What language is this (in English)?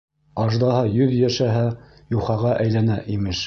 Bashkir